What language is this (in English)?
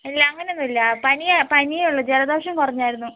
Malayalam